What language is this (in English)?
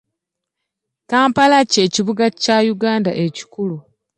Ganda